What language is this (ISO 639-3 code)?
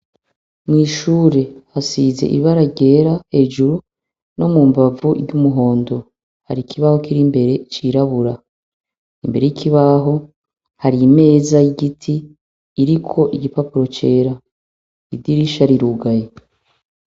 run